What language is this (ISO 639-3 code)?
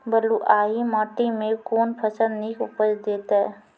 mai